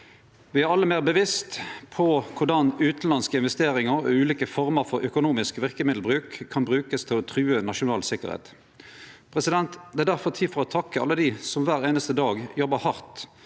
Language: Norwegian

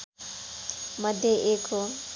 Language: Nepali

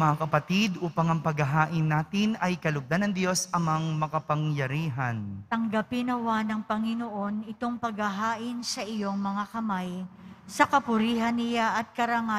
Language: Filipino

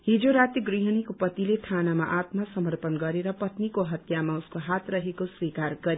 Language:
Nepali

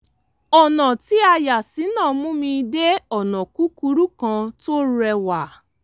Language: Yoruba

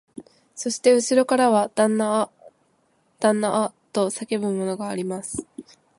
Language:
Japanese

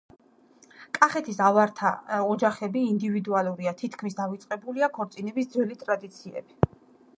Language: Georgian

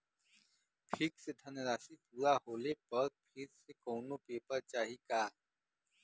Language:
Bhojpuri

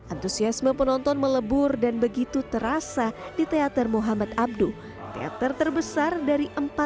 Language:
Indonesian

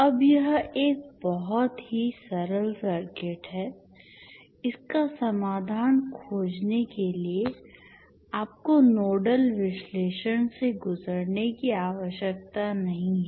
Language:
Hindi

